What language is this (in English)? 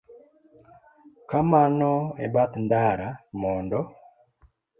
Luo (Kenya and Tanzania)